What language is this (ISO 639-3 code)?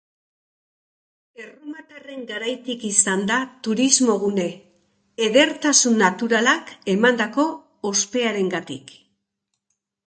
eus